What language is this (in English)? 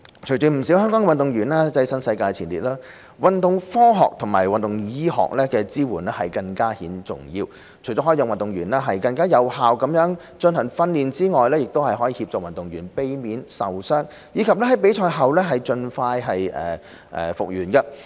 Cantonese